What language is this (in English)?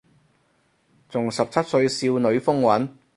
Cantonese